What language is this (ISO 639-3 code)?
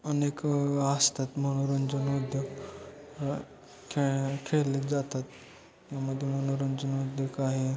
mar